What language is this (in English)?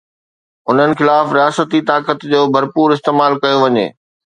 Sindhi